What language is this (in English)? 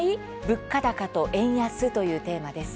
Japanese